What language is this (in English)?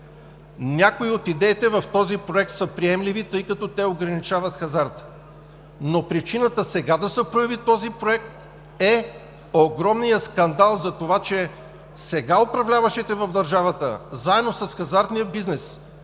Bulgarian